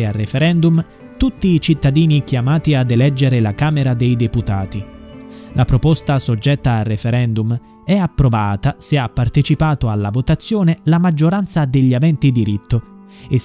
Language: Italian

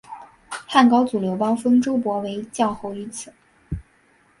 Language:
Chinese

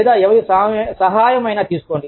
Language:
Telugu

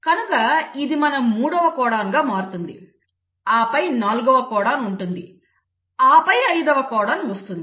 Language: Telugu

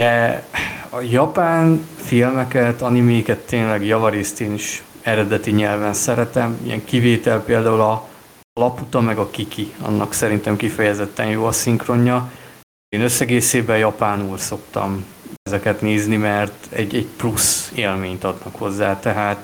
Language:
Hungarian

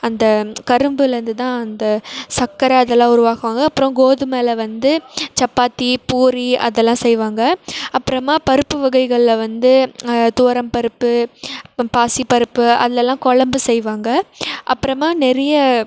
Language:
Tamil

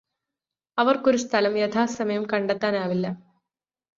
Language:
Malayalam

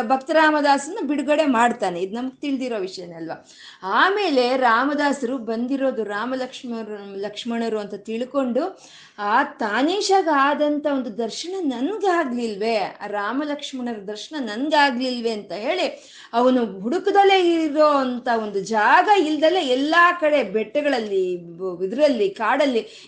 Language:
Kannada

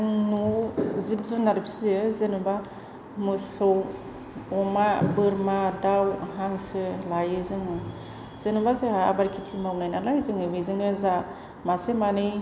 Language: Bodo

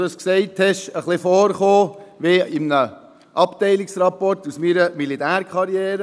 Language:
Swiss German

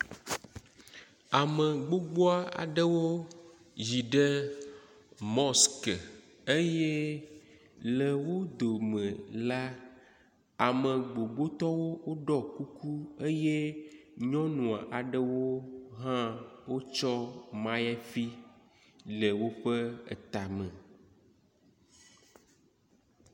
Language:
Ewe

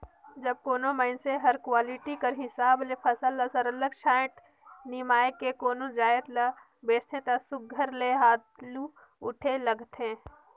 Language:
Chhattisgarhi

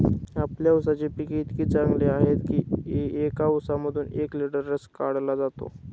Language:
Marathi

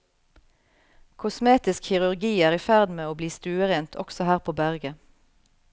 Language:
Norwegian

